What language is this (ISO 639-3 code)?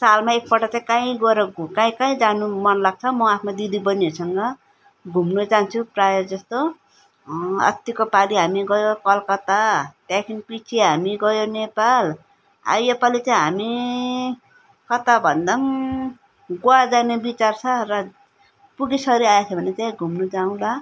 nep